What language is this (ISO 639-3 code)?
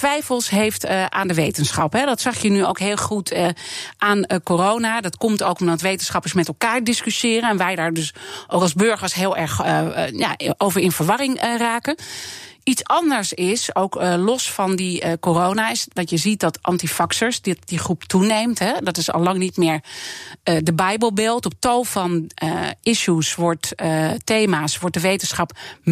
nld